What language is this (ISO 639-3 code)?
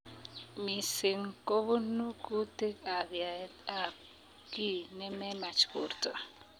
kln